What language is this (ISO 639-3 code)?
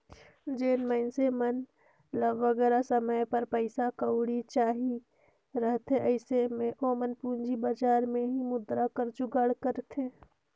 hne